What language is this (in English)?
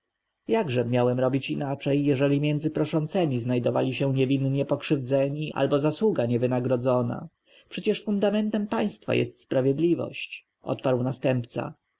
Polish